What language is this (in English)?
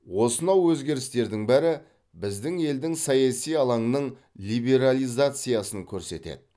Kazakh